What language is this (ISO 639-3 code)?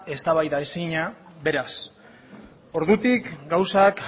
eus